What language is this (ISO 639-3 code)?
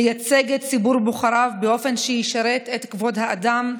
heb